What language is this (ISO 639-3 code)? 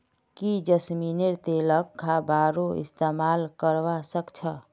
mag